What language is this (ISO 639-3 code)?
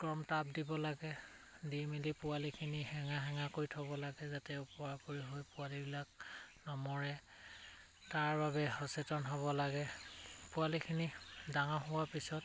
asm